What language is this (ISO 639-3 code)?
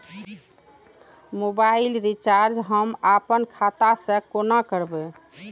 mai